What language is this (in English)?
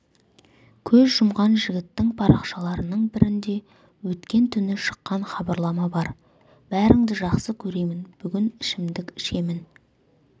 Kazakh